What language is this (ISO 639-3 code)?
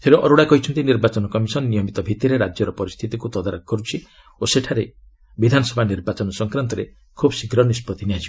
ori